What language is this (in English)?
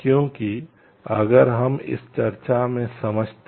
Hindi